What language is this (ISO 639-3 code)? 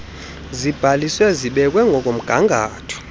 xho